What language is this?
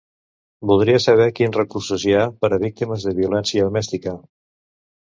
Catalan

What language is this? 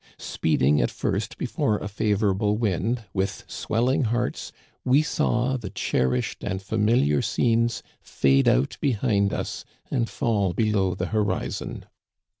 English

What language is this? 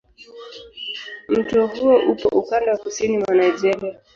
Swahili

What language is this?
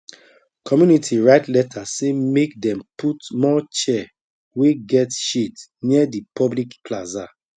Nigerian Pidgin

